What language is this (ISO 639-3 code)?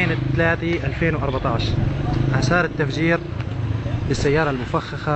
ara